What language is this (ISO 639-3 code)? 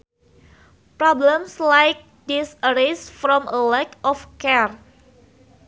sun